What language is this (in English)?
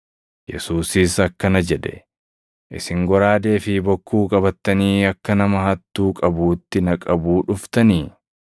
Oromo